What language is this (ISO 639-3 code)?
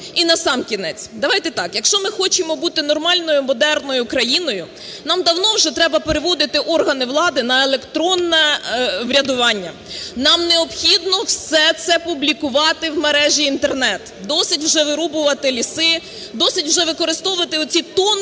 ukr